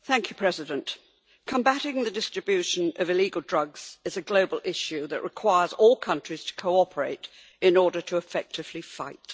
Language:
English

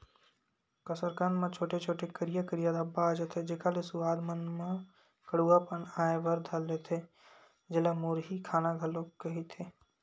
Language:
Chhattisgarhi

